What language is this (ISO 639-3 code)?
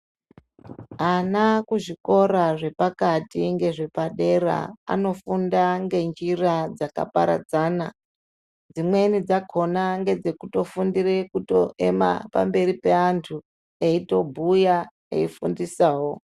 ndc